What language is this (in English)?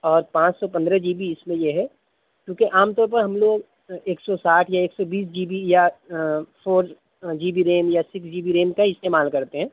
Urdu